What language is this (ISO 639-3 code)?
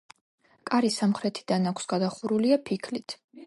kat